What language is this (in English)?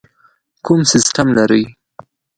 Pashto